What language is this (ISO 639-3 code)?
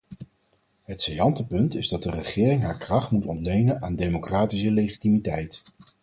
nld